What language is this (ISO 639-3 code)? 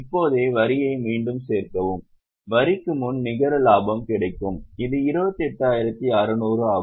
tam